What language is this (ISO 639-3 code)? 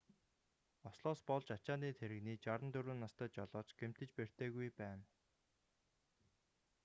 mon